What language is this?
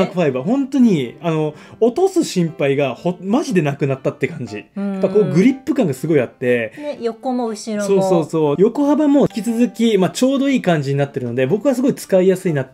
Japanese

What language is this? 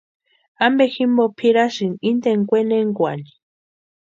Western Highland Purepecha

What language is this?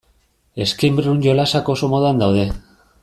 Basque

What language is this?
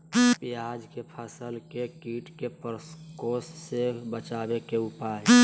Magahi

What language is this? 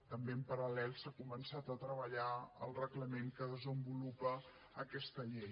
Catalan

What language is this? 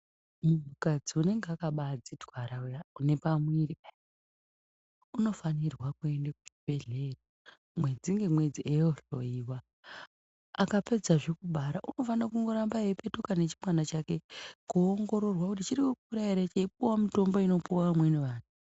Ndau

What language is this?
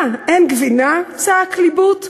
Hebrew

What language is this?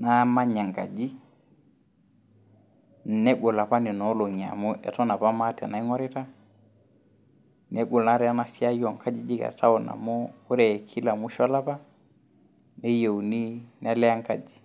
Masai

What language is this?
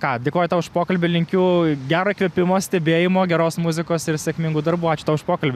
Lithuanian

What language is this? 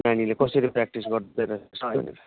Nepali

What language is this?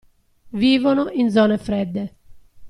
Italian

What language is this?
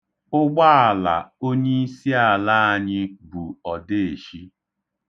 Igbo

